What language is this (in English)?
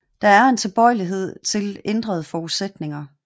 Danish